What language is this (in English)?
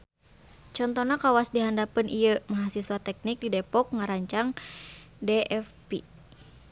Sundanese